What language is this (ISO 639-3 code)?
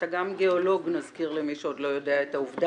heb